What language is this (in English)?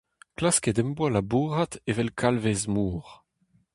Breton